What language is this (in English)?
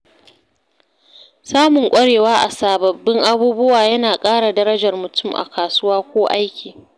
Hausa